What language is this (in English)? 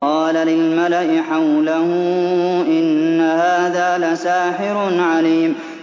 Arabic